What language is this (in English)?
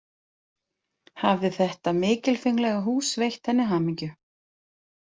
Icelandic